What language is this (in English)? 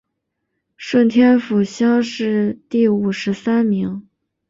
Chinese